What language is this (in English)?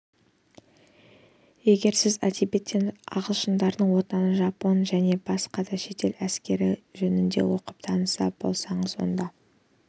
Kazakh